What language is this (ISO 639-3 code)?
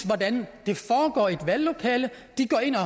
dan